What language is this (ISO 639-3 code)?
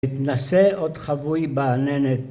heb